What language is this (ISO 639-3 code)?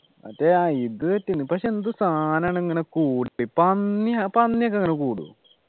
mal